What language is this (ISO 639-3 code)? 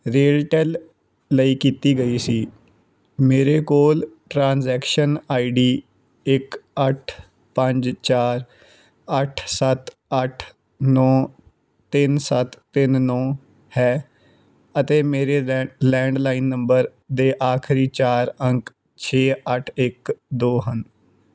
pan